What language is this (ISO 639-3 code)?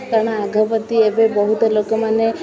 ori